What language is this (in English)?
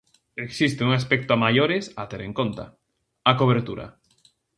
Galician